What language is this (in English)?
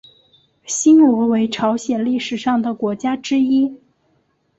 Chinese